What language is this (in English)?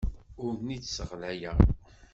Kabyle